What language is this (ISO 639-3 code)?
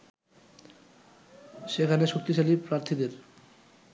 ben